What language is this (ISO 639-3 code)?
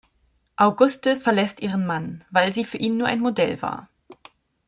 deu